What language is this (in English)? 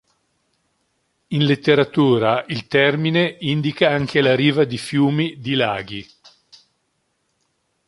Italian